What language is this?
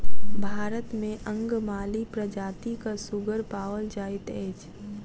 Maithili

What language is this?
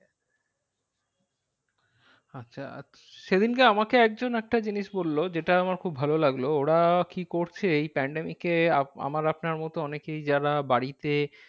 Bangla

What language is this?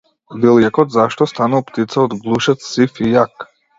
Macedonian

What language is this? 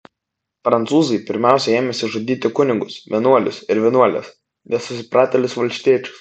Lithuanian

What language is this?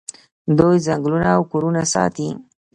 Pashto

